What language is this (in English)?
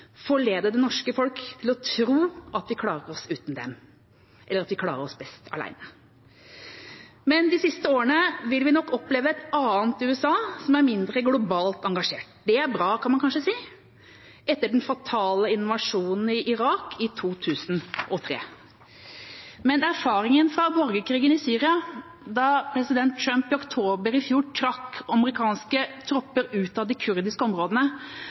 Norwegian Bokmål